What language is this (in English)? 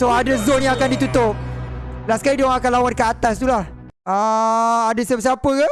Malay